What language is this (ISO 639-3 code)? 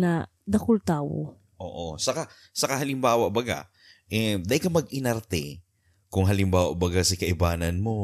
fil